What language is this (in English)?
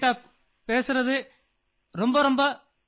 Hindi